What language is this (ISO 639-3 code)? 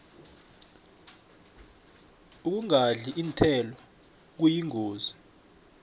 nbl